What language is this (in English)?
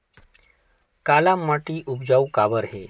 Chhattisgarhi